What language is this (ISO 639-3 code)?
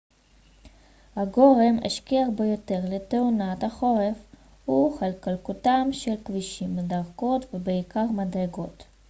heb